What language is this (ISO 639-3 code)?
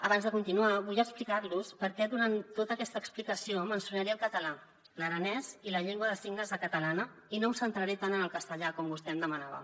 cat